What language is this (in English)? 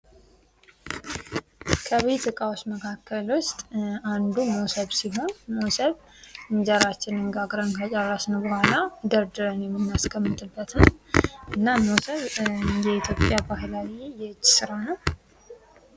Amharic